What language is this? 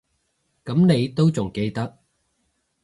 Cantonese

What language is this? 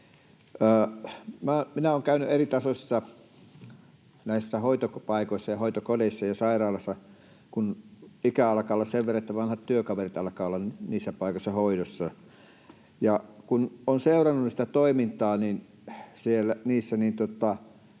Finnish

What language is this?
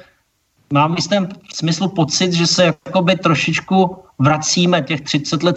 Czech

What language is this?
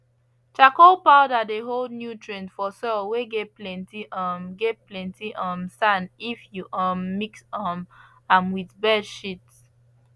Nigerian Pidgin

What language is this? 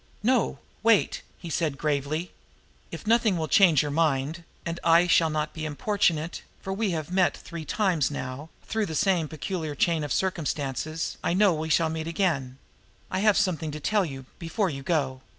English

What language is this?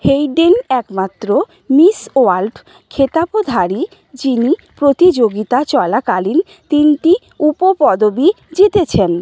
Bangla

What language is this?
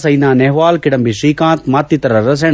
Kannada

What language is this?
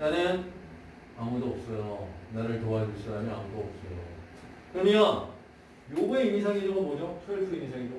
Korean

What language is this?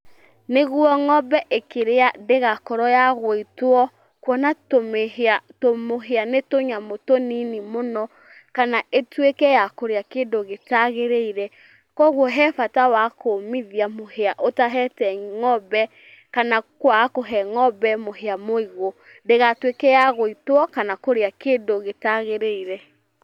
Kikuyu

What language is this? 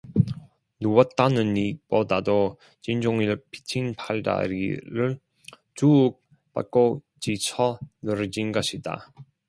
Korean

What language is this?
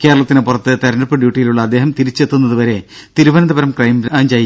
Malayalam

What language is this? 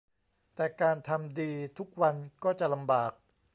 Thai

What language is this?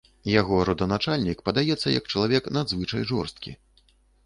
Belarusian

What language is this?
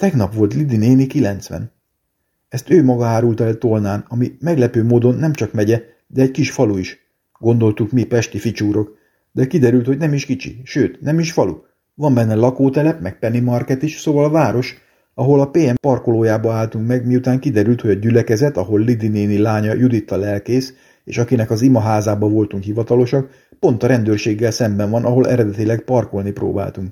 Hungarian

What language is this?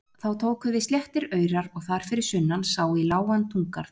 Icelandic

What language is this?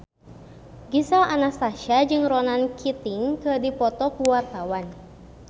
Sundanese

